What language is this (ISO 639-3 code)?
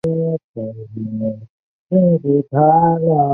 zho